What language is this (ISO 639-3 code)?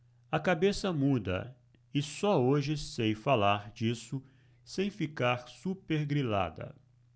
por